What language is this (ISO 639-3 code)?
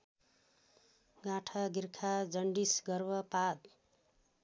nep